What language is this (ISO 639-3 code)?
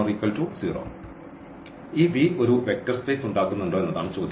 mal